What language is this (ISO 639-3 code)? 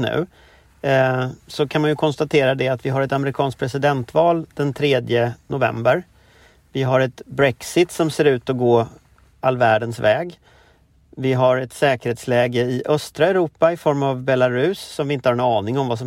swe